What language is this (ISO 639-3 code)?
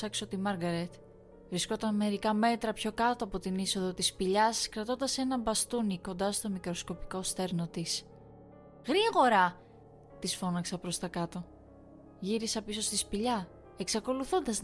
ell